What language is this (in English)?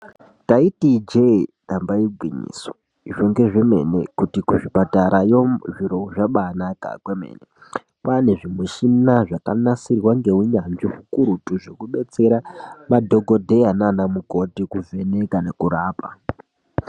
Ndau